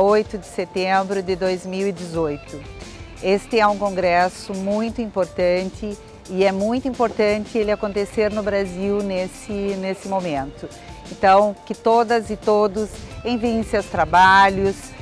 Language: Portuguese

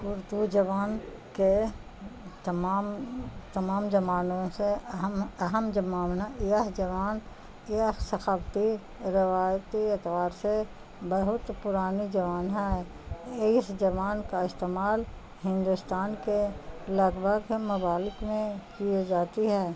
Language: Urdu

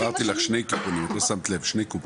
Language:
Hebrew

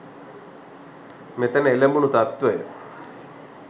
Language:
Sinhala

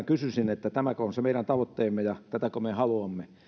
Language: Finnish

